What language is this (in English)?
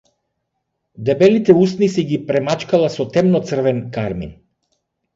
Macedonian